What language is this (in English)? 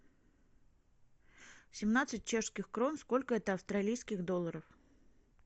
Russian